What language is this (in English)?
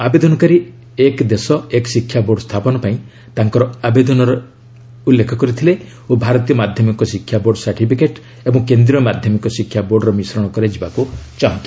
Odia